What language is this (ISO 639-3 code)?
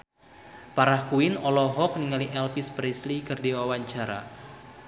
sun